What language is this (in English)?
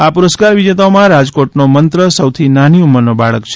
Gujarati